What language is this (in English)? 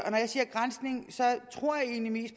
Danish